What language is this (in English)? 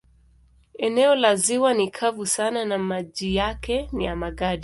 Swahili